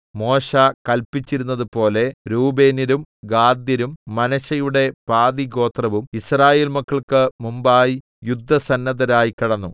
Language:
Malayalam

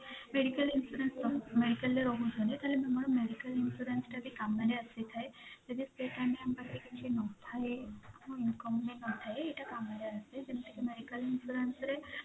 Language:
Odia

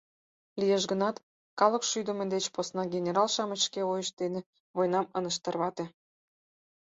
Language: Mari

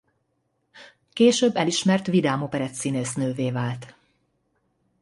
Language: Hungarian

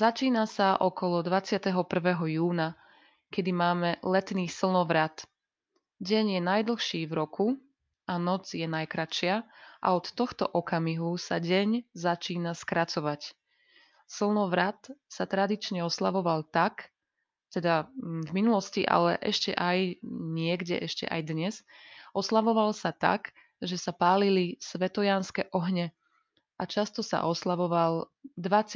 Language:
Slovak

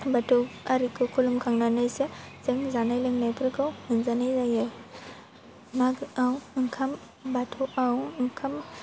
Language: Bodo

